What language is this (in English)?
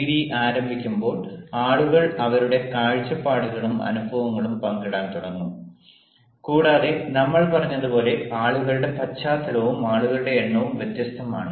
Malayalam